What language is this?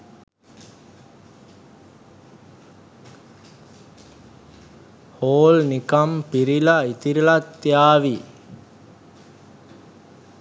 Sinhala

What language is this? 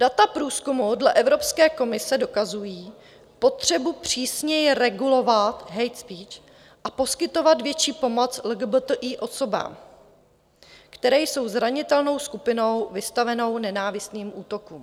Czech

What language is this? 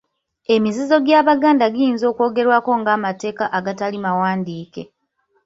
Ganda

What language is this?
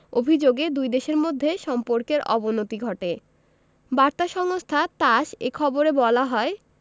Bangla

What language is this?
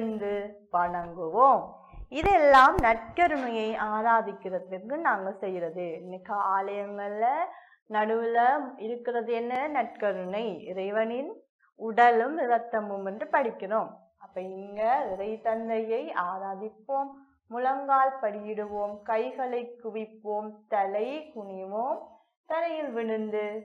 Tamil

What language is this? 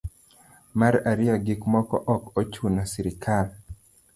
Luo (Kenya and Tanzania)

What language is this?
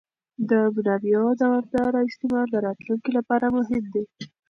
Pashto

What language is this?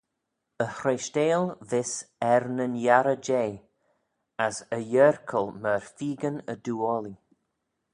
Manx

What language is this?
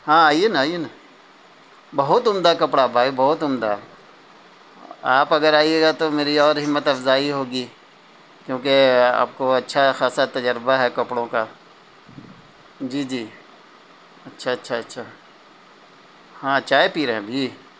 Urdu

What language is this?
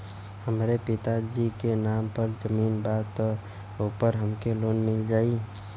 Bhojpuri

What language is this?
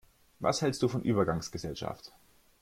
German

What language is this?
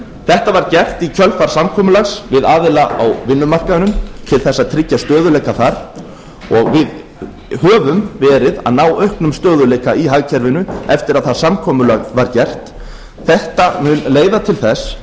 Icelandic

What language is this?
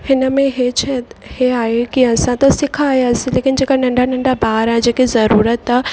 Sindhi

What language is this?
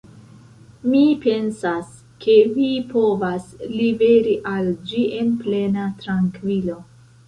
Esperanto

